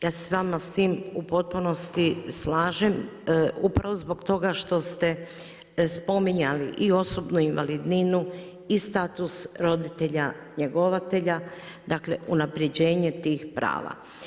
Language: Croatian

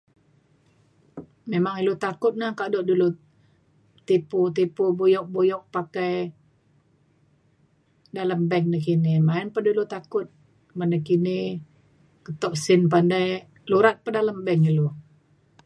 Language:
Mainstream Kenyah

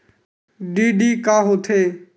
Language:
Chhattisgarhi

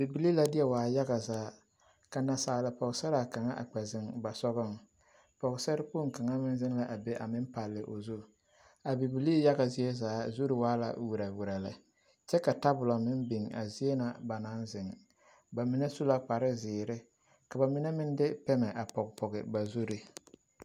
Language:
Southern Dagaare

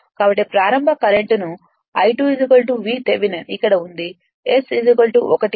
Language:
Telugu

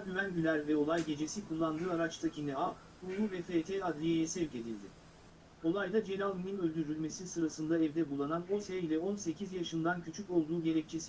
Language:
Turkish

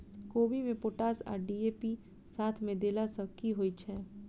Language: Maithili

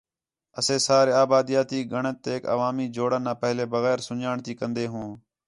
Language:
Khetrani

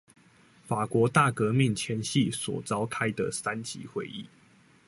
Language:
Chinese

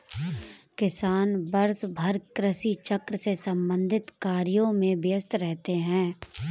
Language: Hindi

